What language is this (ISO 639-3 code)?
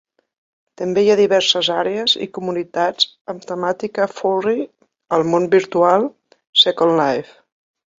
cat